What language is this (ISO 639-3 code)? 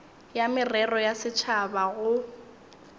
nso